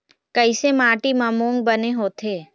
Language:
Chhattisgarhi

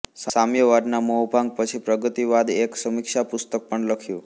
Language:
Gujarati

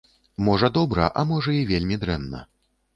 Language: Belarusian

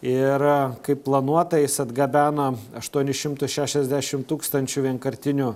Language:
Lithuanian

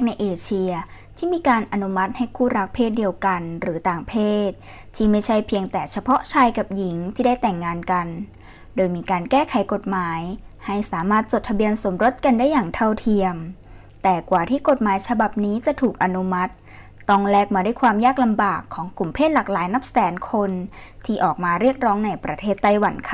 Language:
Thai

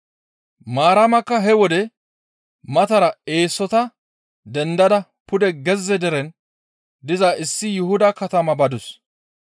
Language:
Gamo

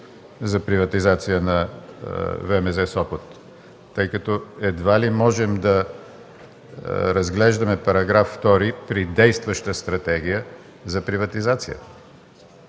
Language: Bulgarian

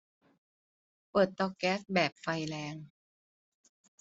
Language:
Thai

